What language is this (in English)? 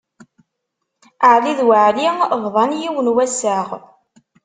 Kabyle